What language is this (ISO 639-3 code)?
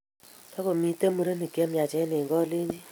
kln